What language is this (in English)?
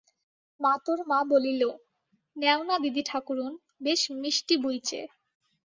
Bangla